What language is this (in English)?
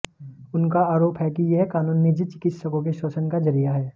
Hindi